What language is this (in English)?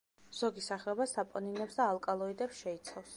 Georgian